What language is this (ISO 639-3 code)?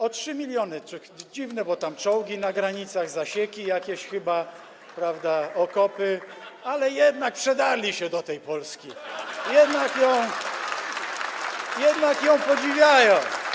pol